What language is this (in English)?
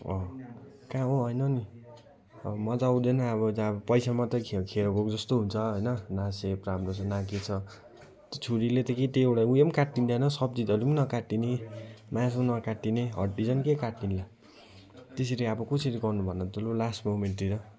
Nepali